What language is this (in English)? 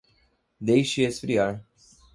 Portuguese